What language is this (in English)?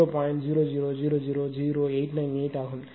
Tamil